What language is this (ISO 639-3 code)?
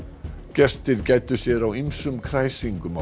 isl